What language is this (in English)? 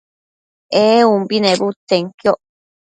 Matsés